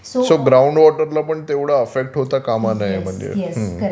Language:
Marathi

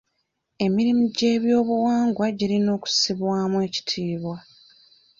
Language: Ganda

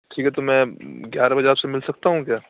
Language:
Urdu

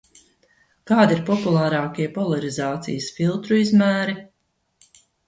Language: Latvian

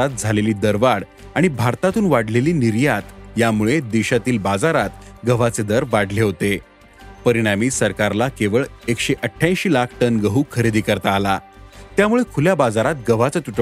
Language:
Marathi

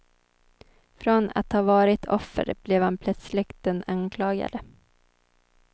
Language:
Swedish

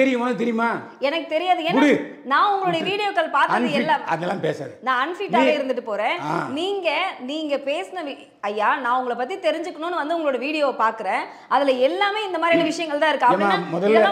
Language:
Tamil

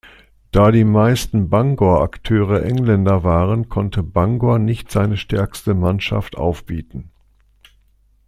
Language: German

